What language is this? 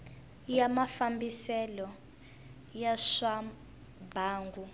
Tsonga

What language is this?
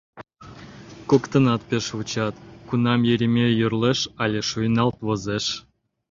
Mari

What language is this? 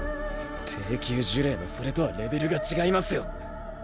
Japanese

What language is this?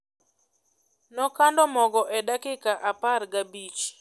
Luo (Kenya and Tanzania)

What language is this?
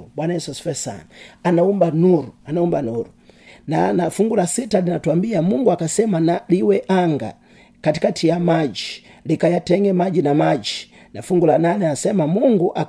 Swahili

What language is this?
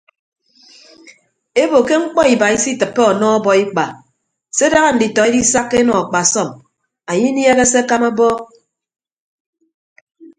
Ibibio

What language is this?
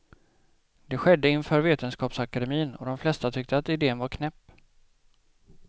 Swedish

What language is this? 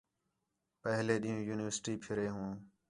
Khetrani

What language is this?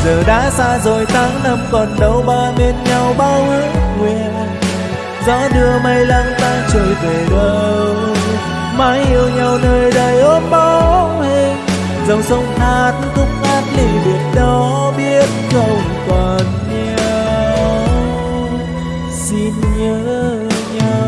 Vietnamese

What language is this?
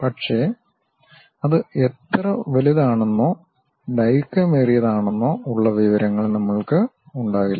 Malayalam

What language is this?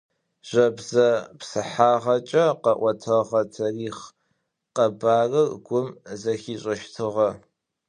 Adyghe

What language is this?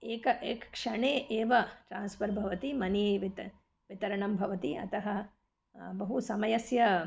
Sanskrit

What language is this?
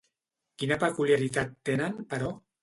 Catalan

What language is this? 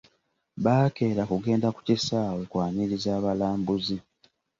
Ganda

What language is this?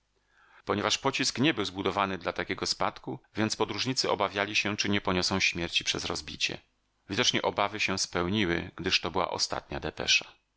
Polish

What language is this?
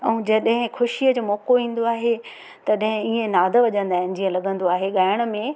Sindhi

